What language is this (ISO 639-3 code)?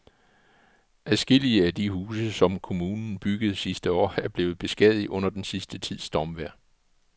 dan